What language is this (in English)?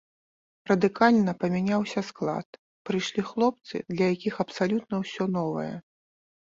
Belarusian